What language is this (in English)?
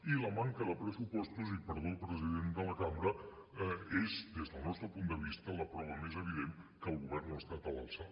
Catalan